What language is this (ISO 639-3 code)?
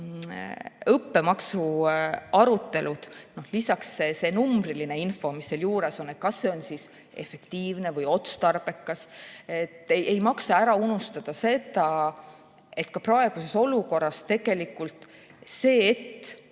est